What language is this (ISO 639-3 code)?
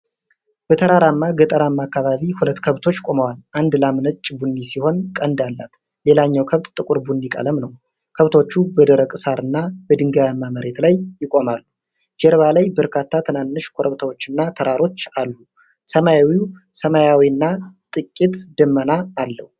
amh